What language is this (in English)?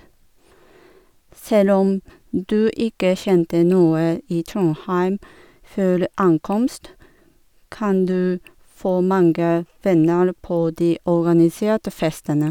Norwegian